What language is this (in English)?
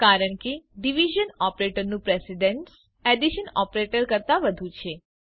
Gujarati